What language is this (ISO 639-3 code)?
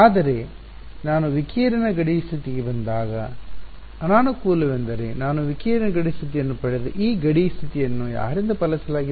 kan